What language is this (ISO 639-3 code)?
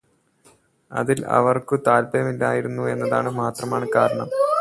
mal